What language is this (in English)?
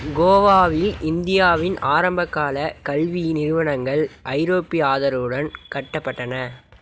Tamil